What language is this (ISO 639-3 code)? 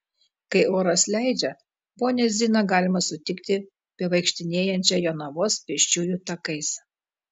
lit